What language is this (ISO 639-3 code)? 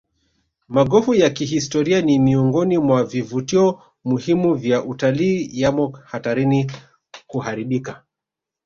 swa